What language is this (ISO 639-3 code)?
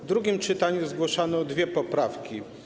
pol